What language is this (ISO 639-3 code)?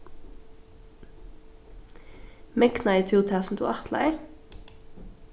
fao